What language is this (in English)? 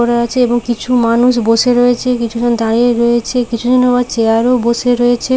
Bangla